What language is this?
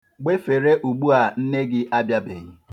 Igbo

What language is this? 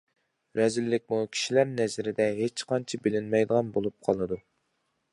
Uyghur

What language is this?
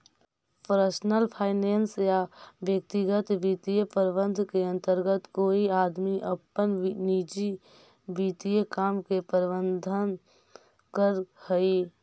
Magahi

